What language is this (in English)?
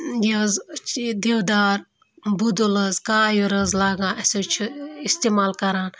Kashmiri